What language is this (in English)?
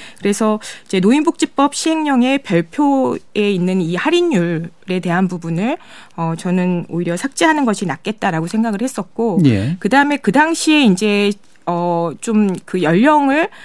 Korean